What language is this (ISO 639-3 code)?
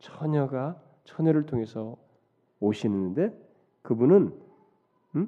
kor